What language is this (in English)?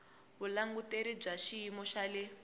Tsonga